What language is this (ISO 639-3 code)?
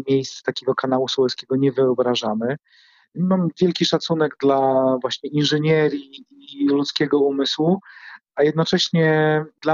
pol